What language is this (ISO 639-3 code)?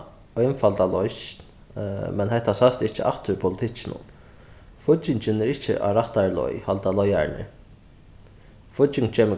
fao